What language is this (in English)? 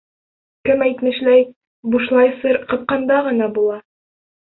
Bashkir